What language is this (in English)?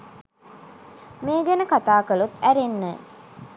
Sinhala